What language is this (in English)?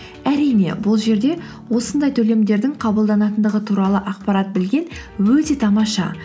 Kazakh